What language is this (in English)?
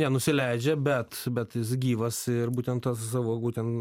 Lithuanian